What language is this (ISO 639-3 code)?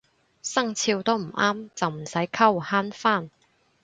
yue